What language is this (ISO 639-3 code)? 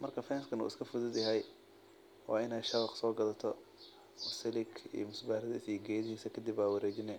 som